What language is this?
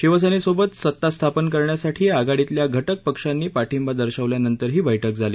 Marathi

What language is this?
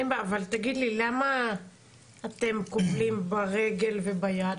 Hebrew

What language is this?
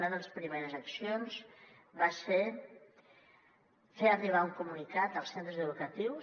Catalan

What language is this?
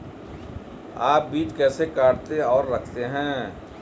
Hindi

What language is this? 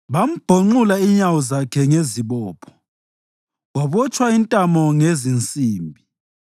North Ndebele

